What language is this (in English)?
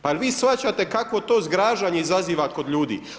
Croatian